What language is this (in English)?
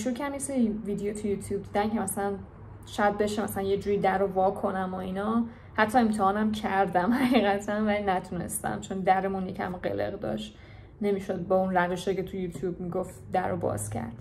Persian